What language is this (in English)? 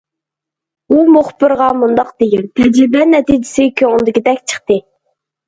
Uyghur